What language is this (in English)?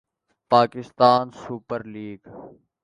Urdu